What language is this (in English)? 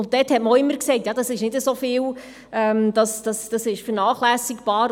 Swiss German